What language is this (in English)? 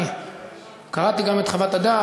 Hebrew